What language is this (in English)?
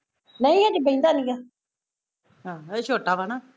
Punjabi